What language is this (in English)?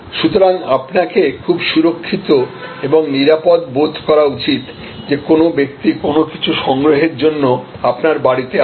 Bangla